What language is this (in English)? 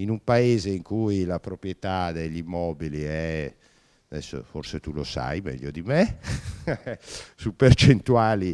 Italian